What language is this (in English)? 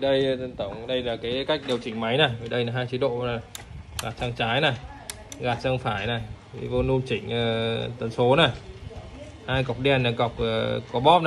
Vietnamese